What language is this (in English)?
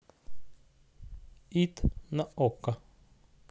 Russian